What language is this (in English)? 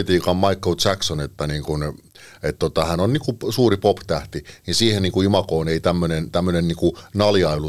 Finnish